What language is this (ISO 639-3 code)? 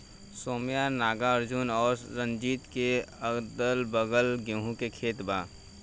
bho